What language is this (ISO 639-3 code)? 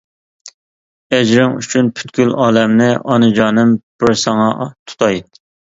uig